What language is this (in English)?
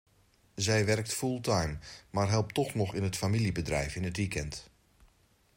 Dutch